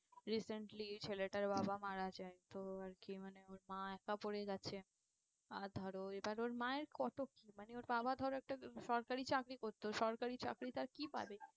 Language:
Bangla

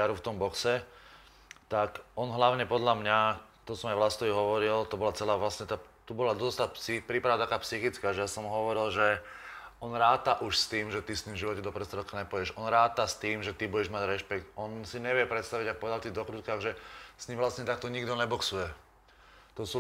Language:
Slovak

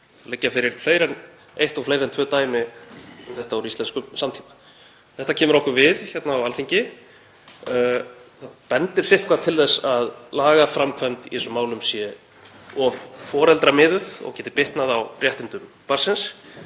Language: Icelandic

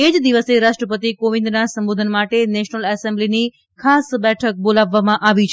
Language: Gujarati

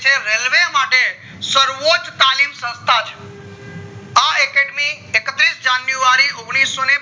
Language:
Gujarati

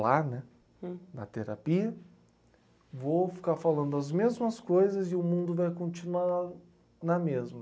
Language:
Portuguese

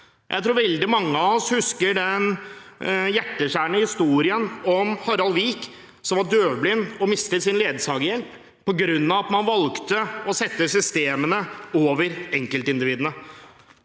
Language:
Norwegian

